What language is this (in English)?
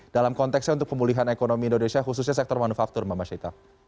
Indonesian